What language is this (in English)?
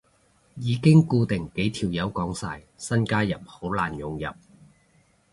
Cantonese